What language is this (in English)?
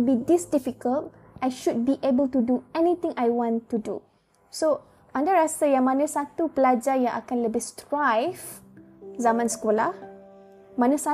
Malay